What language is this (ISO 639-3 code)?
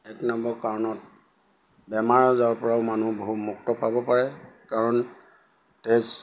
asm